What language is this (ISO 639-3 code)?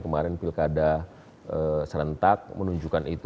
ind